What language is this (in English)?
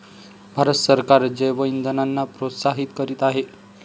Marathi